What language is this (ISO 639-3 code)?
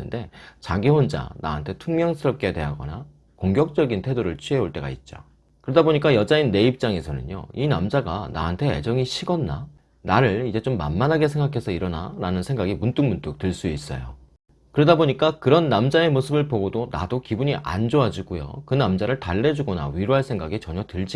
kor